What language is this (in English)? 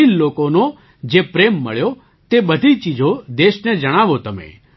Gujarati